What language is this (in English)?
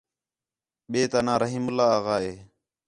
Khetrani